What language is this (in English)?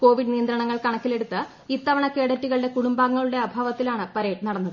Malayalam